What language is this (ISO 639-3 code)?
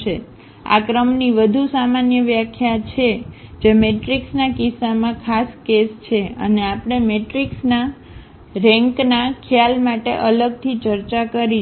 guj